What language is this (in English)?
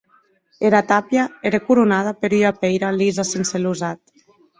Occitan